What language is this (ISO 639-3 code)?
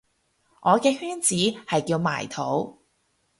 yue